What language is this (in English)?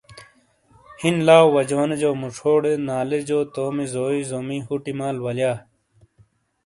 Shina